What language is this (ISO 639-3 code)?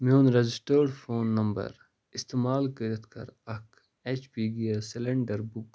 kas